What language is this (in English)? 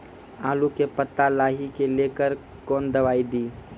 Maithili